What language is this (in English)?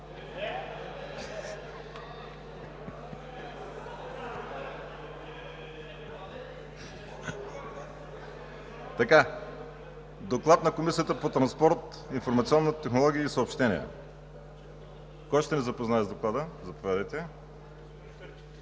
Bulgarian